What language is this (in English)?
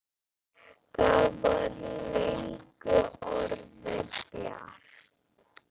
Icelandic